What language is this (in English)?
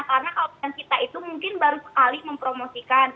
Indonesian